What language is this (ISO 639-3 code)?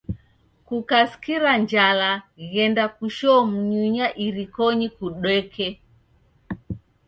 dav